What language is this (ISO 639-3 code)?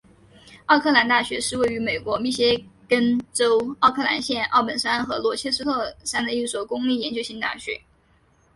zho